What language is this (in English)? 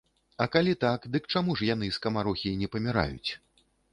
Belarusian